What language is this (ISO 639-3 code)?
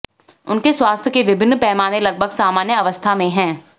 hin